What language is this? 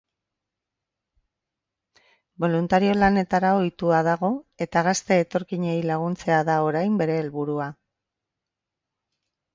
Basque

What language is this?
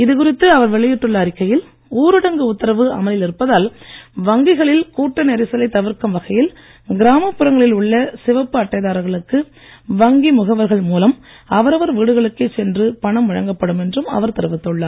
Tamil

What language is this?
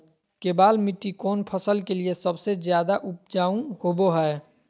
Magahi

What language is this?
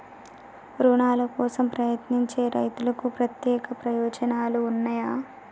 Telugu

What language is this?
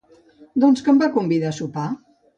Catalan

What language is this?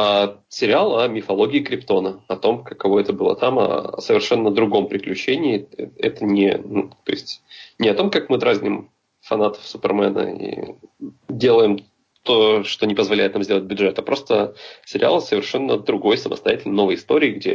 Russian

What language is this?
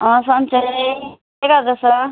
Nepali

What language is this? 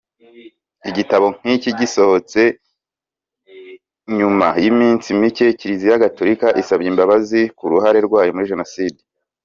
Kinyarwanda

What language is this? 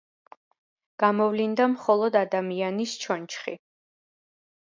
Georgian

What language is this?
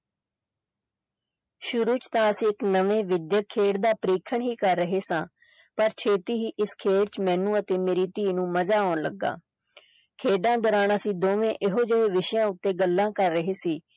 Punjabi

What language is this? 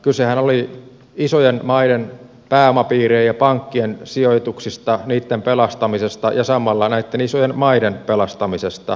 Finnish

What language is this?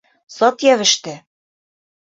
Bashkir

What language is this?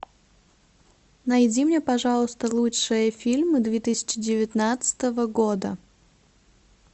Russian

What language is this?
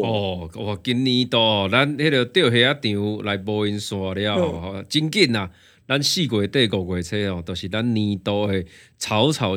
Chinese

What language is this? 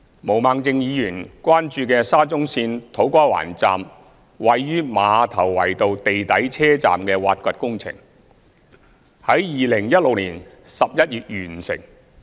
Cantonese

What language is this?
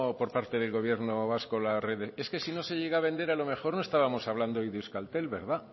Spanish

